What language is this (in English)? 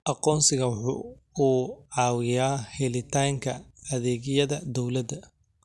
Somali